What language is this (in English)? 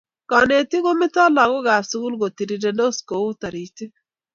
Kalenjin